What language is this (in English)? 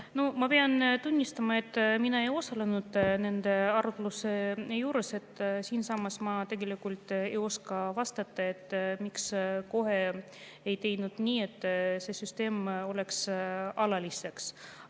Estonian